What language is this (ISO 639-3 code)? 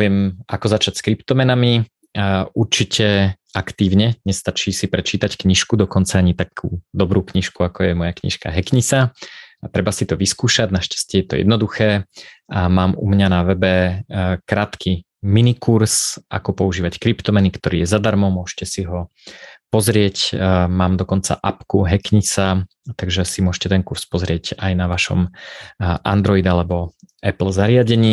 slk